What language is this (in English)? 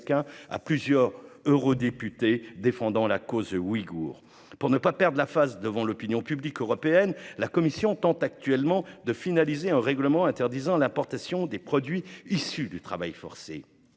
French